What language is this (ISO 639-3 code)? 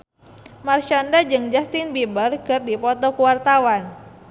sun